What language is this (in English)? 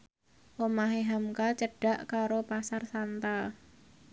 Javanese